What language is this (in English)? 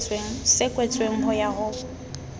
Southern Sotho